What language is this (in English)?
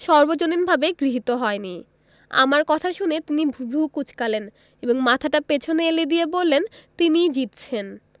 Bangla